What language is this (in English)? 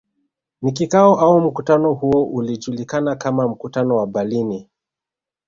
Swahili